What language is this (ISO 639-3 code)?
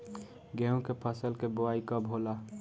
bho